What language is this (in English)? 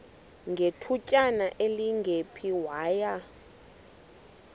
Xhosa